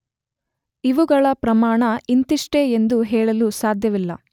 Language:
Kannada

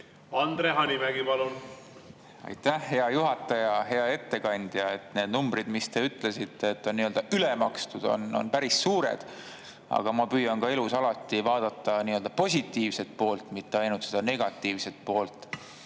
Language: Estonian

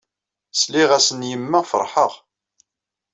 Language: Kabyle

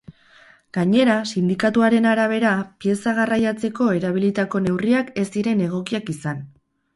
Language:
Basque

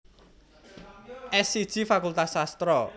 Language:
Javanese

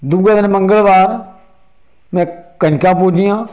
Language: Dogri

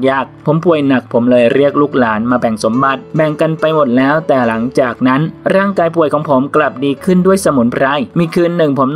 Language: Thai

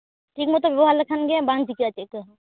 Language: Santali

